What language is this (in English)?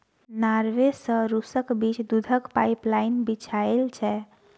Maithili